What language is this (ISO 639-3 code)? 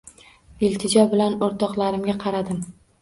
uzb